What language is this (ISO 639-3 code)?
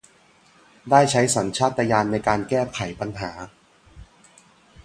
tha